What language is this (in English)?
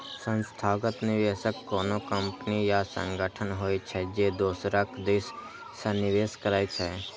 Maithili